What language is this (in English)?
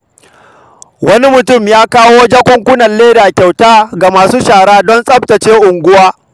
Hausa